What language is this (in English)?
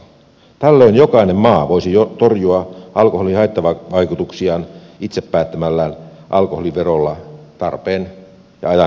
Finnish